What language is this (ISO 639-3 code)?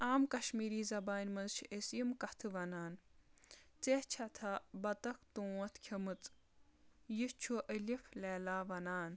kas